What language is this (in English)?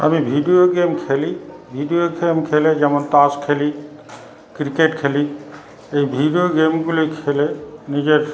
Bangla